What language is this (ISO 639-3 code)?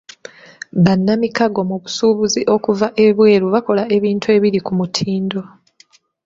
lug